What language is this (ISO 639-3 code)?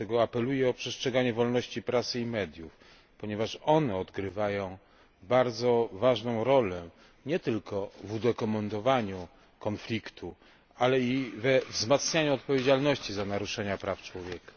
pol